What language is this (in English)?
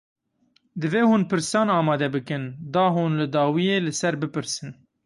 Kurdish